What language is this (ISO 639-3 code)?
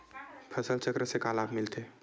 hne